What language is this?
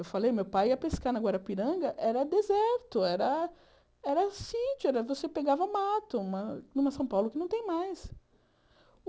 Portuguese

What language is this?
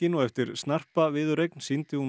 Icelandic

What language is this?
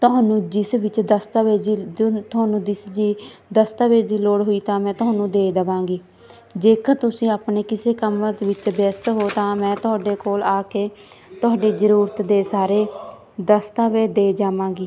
Punjabi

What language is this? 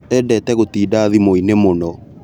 Kikuyu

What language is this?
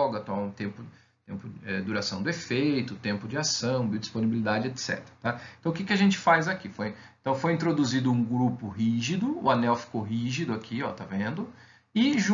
Portuguese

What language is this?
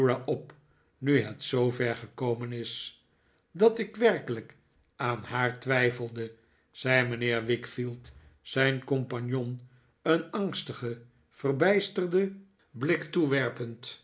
Dutch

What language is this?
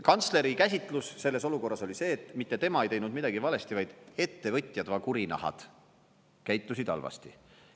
Estonian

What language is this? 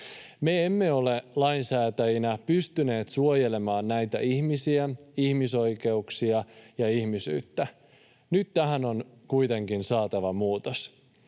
Finnish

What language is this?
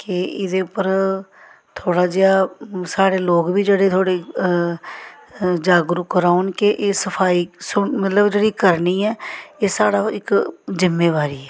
Dogri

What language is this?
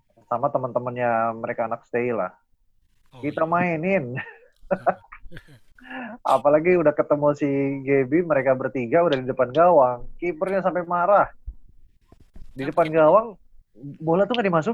Indonesian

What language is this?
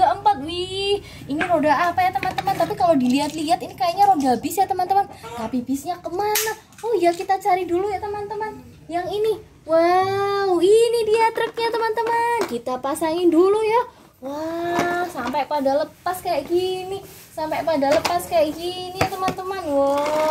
Indonesian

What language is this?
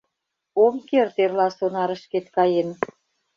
Mari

